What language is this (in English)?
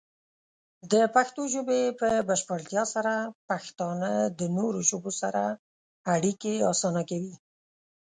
Pashto